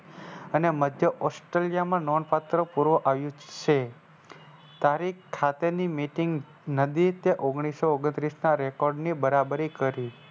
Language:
Gujarati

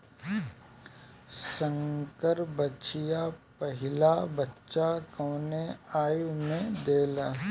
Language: Bhojpuri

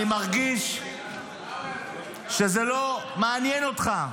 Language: Hebrew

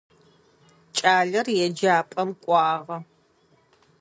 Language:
Adyghe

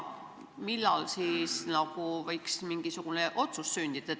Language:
Estonian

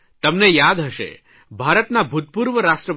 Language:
Gujarati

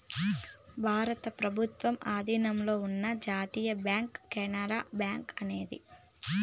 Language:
Telugu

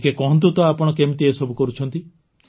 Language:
Odia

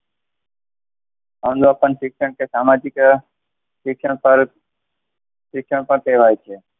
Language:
Gujarati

